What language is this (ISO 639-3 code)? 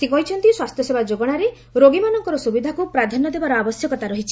ori